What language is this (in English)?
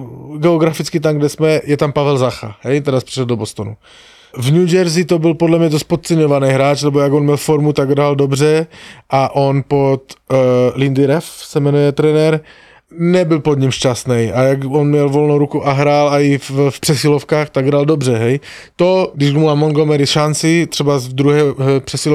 Slovak